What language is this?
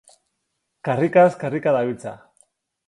Basque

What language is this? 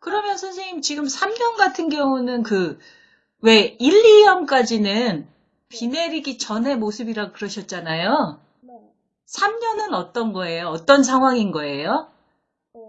Korean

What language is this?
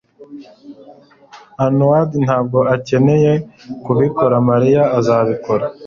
Kinyarwanda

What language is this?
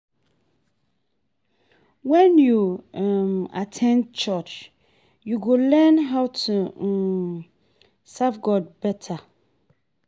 Nigerian Pidgin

